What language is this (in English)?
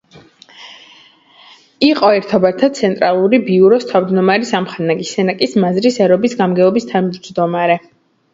Georgian